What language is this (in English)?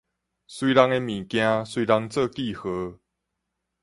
Min Nan Chinese